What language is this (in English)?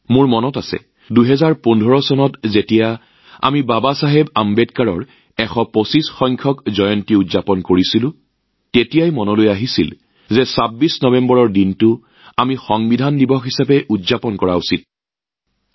Assamese